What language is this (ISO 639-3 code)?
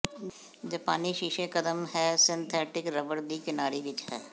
pan